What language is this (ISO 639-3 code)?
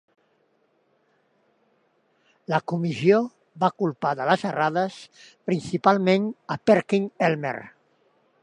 cat